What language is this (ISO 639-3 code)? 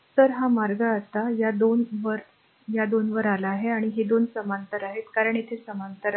mar